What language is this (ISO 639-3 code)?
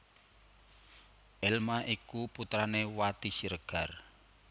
jav